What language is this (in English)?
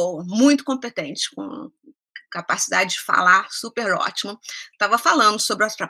Portuguese